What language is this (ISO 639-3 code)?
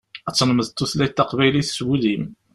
kab